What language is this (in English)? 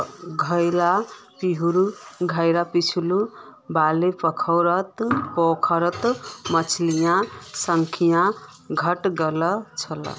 Magahi